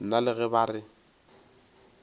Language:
Northern Sotho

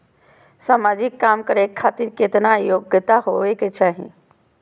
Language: Maithili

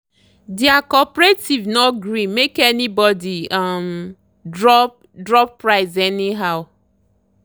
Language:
Nigerian Pidgin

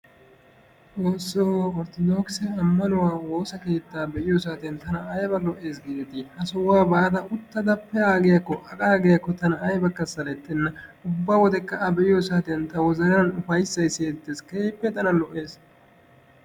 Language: Wolaytta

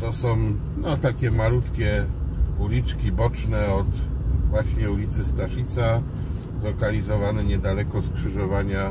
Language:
Polish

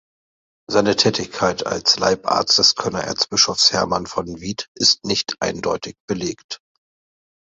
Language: German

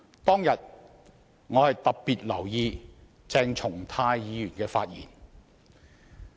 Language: Cantonese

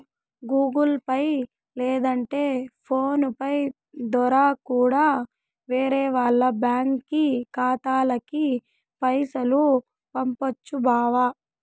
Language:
Telugu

